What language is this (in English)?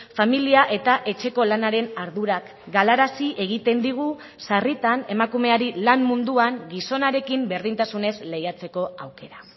Basque